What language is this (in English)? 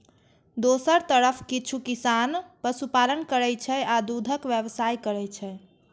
Maithili